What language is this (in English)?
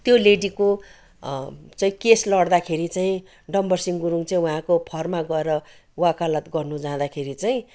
Nepali